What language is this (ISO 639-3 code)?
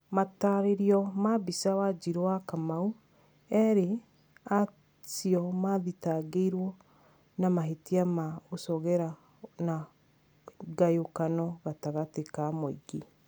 kik